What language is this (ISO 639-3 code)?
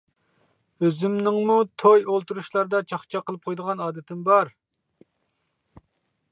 uig